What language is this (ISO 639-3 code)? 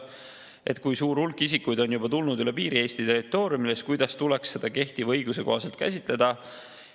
est